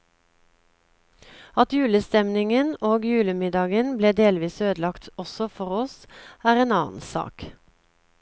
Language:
Norwegian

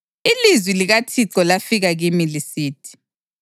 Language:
North Ndebele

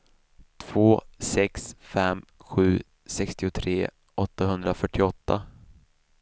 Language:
Swedish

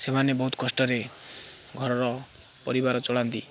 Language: Odia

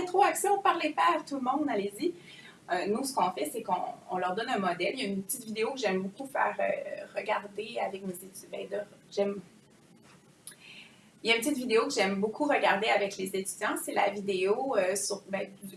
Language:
French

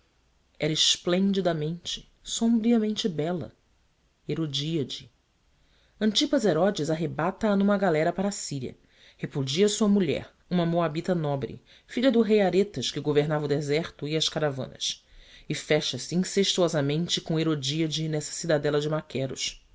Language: Portuguese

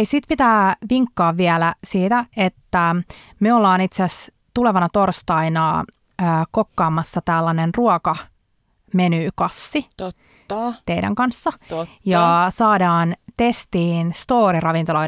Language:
Finnish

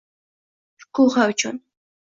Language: Uzbek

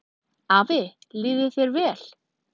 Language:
Icelandic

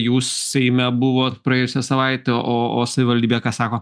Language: Lithuanian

